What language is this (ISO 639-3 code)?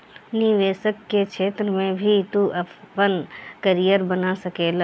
bho